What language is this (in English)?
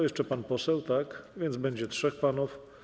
Polish